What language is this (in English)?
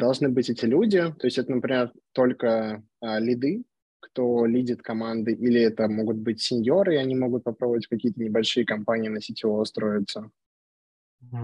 Russian